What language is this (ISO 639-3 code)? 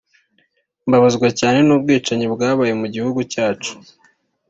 kin